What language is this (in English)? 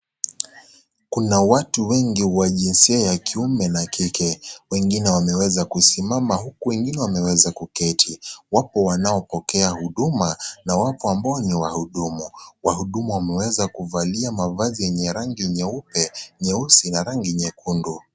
Swahili